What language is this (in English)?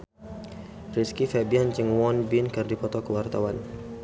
Sundanese